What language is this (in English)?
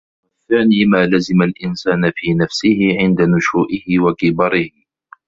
Arabic